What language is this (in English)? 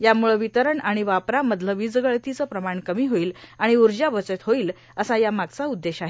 Marathi